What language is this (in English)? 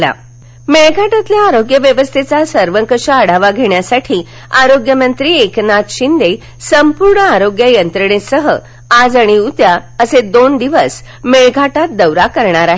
Marathi